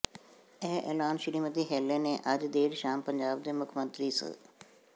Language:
Punjabi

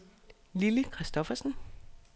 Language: Danish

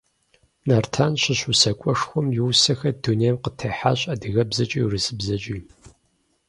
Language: Kabardian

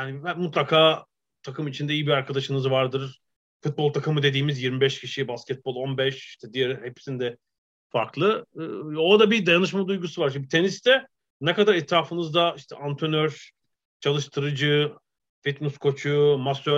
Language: Turkish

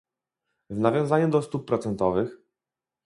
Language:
Polish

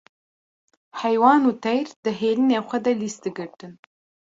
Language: Kurdish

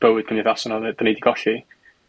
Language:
Welsh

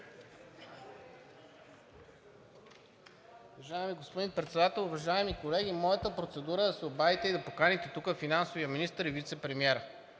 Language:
Bulgarian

